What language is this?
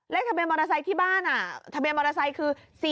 Thai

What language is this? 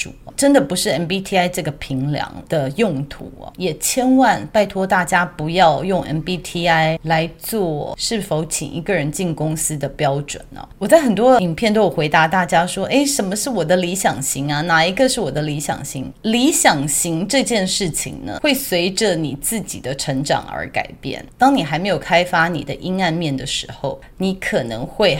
Chinese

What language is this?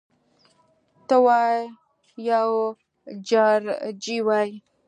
Pashto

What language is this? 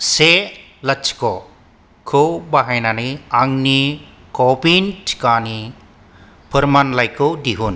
Bodo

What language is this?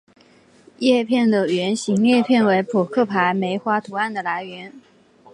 Chinese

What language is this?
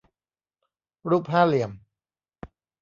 Thai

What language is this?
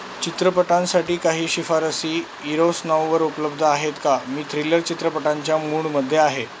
Marathi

